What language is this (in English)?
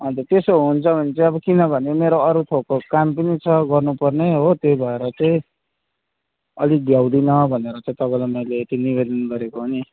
Nepali